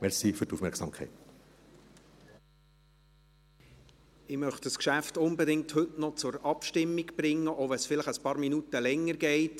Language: Swiss German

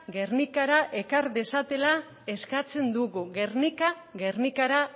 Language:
Basque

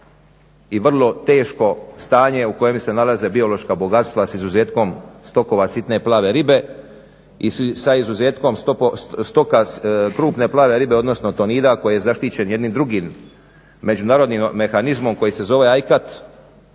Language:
Croatian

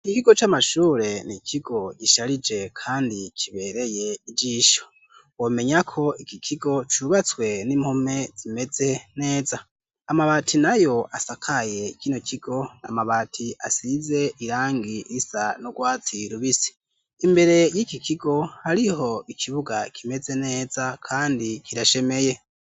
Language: Rundi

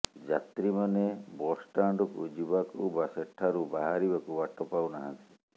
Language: Odia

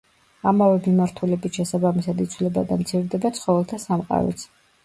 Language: Georgian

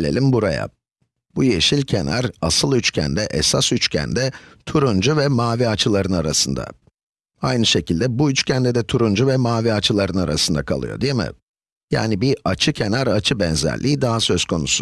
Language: Turkish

